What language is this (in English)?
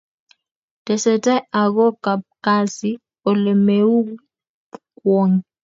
Kalenjin